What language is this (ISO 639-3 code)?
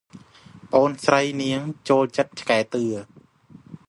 khm